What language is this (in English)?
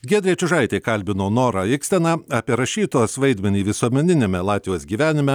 Lithuanian